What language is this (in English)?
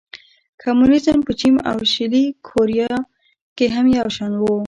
Pashto